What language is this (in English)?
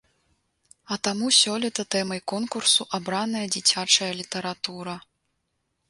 Belarusian